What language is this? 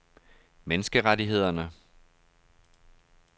Danish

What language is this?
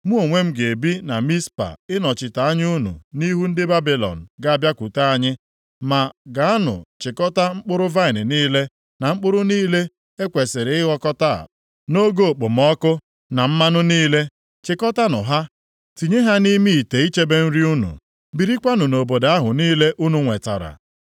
Igbo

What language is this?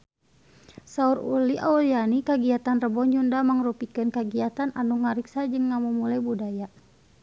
Sundanese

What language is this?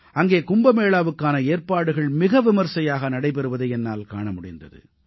Tamil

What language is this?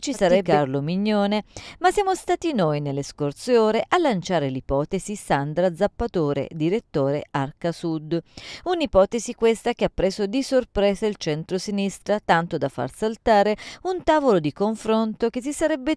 Italian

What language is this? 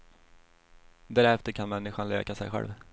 Swedish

